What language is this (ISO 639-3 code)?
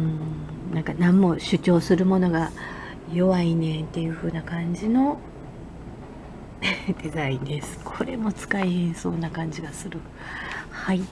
jpn